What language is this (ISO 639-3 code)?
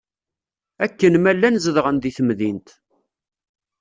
kab